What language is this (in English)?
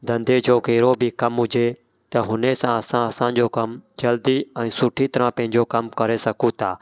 Sindhi